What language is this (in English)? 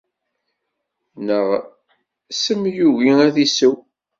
Kabyle